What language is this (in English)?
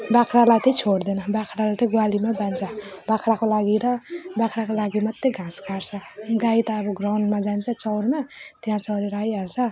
Nepali